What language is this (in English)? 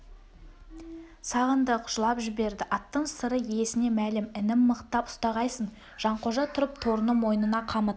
Kazakh